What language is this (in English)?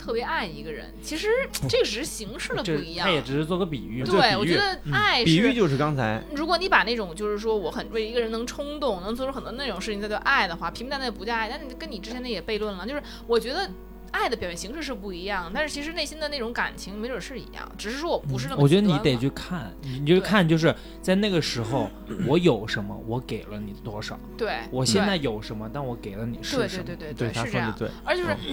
Chinese